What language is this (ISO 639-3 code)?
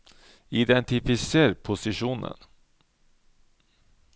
nor